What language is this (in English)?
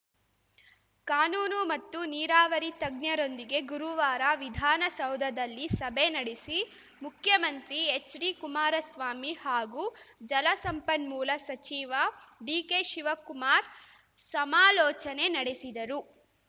Kannada